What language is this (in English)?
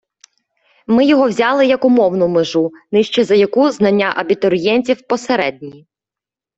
Ukrainian